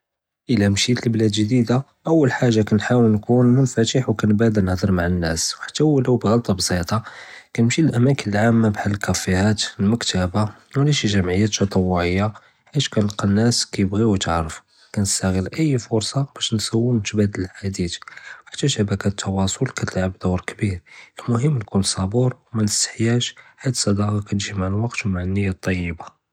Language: Judeo-Arabic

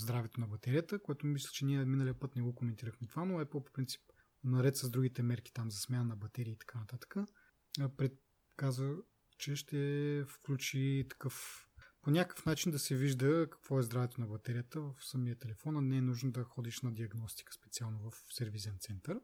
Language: Bulgarian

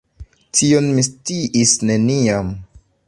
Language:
Esperanto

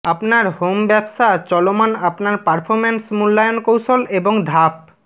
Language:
Bangla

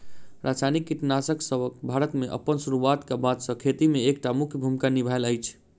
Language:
Maithili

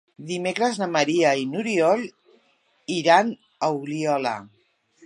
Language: Catalan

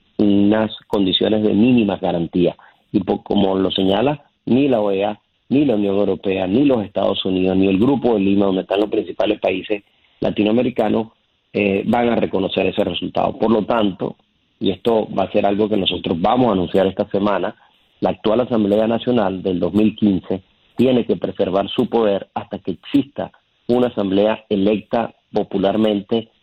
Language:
Spanish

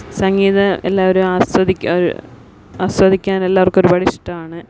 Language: Malayalam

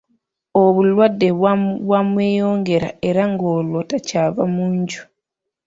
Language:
Ganda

